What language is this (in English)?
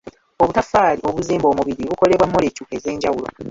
Ganda